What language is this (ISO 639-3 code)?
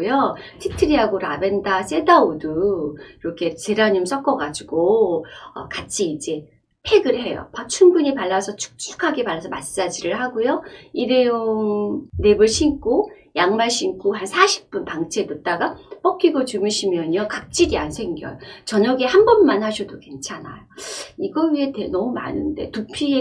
kor